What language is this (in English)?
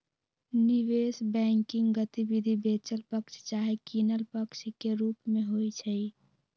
Magahi